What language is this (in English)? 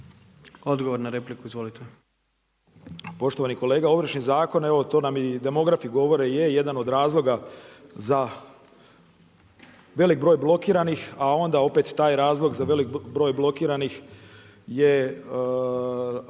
Croatian